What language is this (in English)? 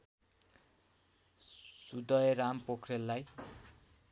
Nepali